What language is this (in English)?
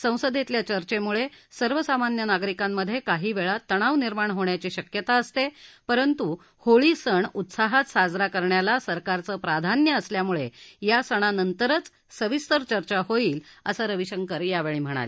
Marathi